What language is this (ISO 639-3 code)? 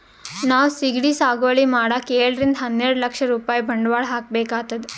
kan